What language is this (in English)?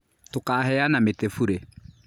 Kikuyu